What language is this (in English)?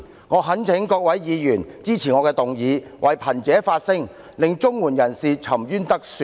Cantonese